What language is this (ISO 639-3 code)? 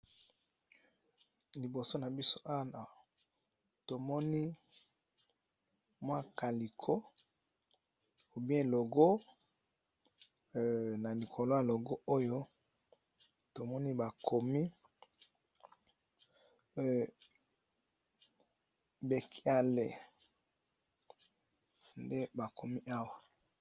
lin